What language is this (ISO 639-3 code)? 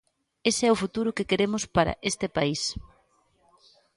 glg